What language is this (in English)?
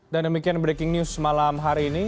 Indonesian